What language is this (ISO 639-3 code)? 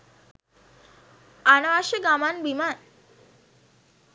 sin